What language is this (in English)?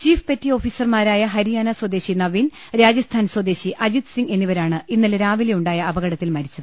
Malayalam